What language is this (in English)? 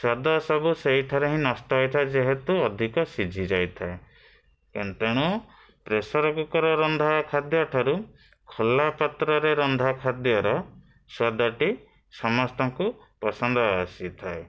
Odia